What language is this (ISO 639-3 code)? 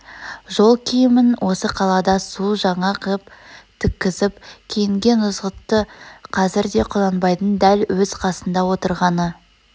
kaz